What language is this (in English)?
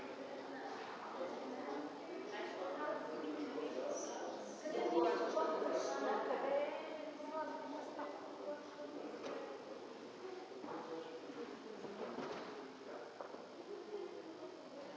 Bulgarian